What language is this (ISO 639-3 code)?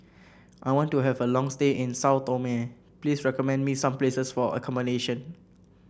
eng